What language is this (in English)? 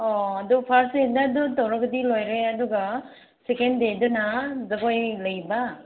Manipuri